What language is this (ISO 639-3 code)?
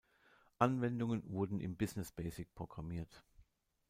deu